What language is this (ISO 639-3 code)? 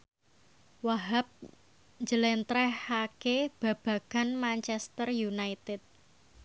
jav